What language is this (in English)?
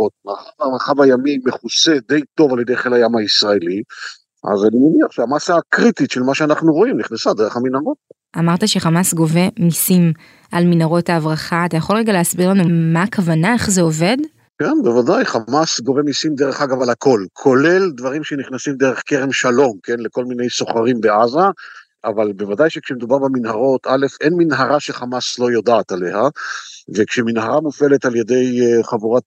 Hebrew